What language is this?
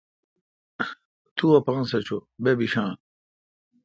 Kalkoti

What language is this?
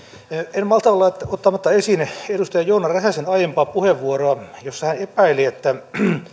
Finnish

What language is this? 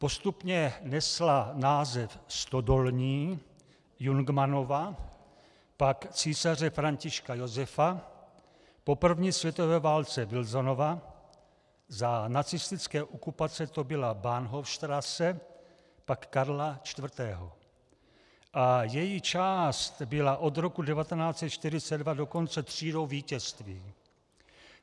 Czech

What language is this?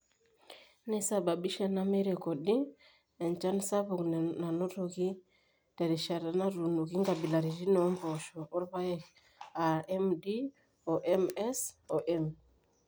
Masai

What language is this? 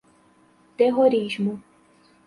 Portuguese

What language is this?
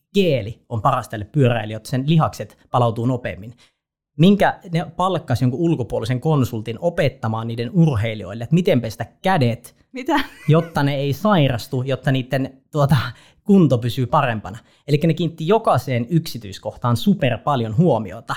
Finnish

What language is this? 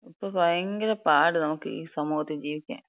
Malayalam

